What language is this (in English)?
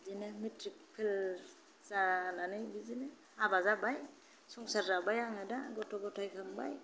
Bodo